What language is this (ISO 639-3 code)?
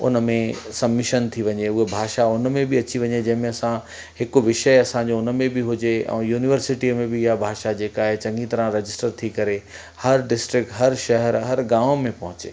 snd